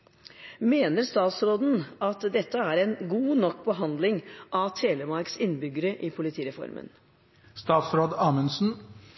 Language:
Norwegian Bokmål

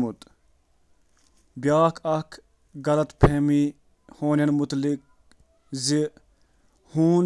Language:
Kashmiri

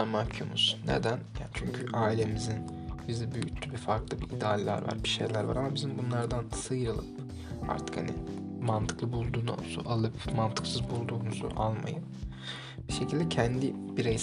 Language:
Turkish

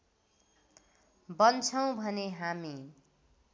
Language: Nepali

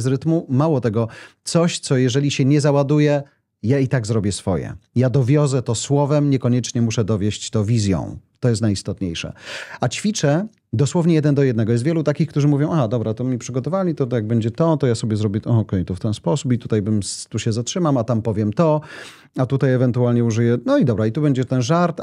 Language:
Polish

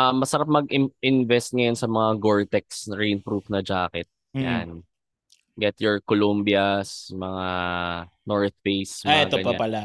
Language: Filipino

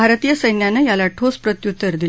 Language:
Marathi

